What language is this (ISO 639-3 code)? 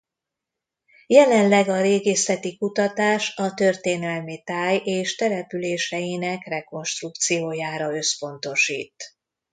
hun